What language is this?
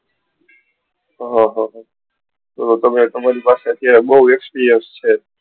Gujarati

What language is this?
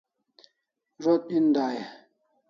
Kalasha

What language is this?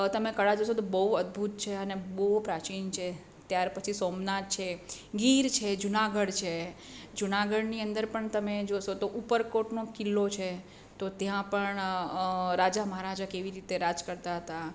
Gujarati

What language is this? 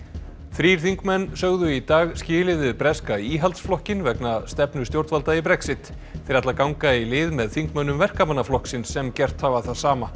Icelandic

